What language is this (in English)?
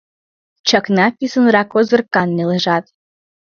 Mari